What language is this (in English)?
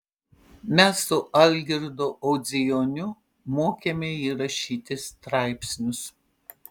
Lithuanian